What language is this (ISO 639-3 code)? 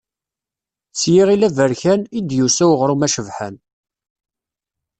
kab